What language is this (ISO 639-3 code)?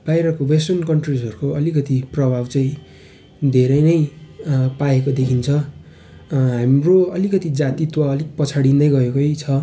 nep